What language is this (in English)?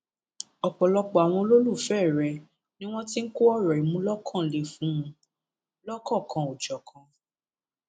Yoruba